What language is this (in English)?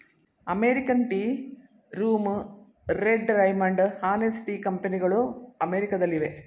Kannada